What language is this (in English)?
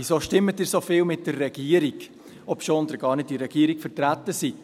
Swiss German